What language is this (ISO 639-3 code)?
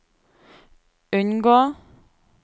nor